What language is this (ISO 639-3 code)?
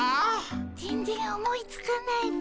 jpn